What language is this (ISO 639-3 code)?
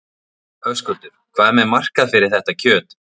isl